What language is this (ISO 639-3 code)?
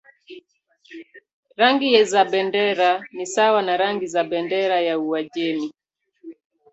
swa